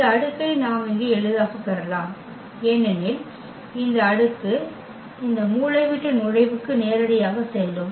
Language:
Tamil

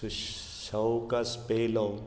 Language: Konkani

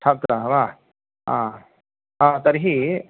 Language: Sanskrit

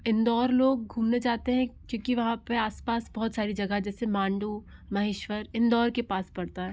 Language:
Hindi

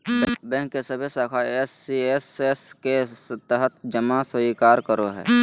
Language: Magahi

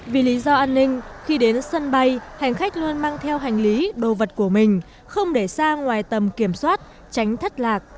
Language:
Vietnamese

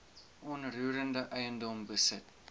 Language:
Afrikaans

